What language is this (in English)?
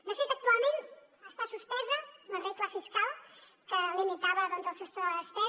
Catalan